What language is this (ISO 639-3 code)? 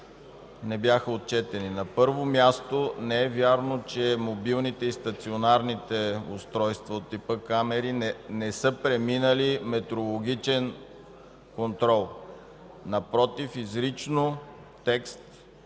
bul